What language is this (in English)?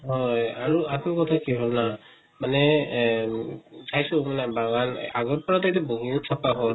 Assamese